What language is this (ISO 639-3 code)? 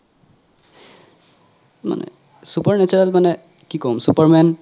asm